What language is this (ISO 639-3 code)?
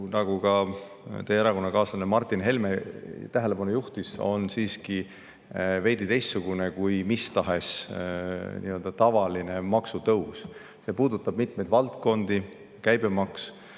est